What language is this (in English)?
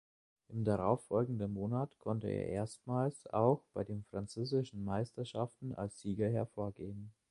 German